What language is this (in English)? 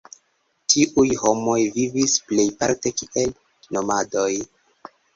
Esperanto